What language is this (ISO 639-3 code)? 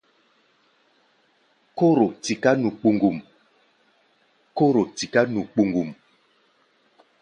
gba